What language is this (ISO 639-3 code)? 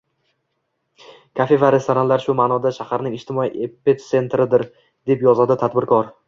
uzb